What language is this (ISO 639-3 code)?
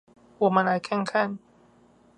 zho